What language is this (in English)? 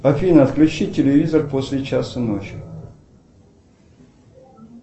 Russian